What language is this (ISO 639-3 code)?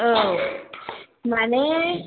brx